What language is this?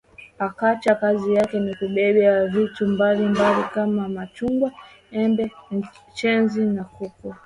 Swahili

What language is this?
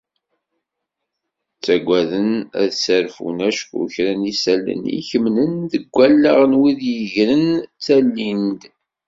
Kabyle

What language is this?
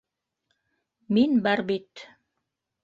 Bashkir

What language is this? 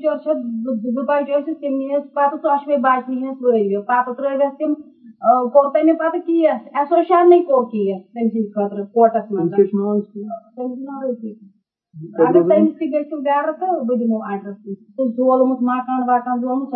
Urdu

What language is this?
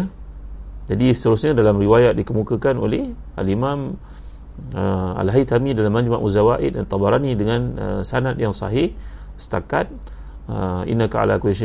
Malay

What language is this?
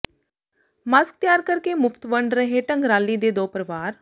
Punjabi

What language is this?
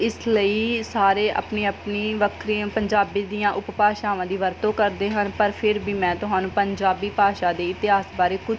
Punjabi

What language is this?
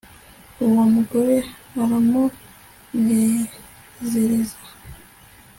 Kinyarwanda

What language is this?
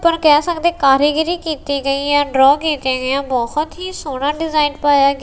Punjabi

